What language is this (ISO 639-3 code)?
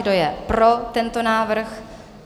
ces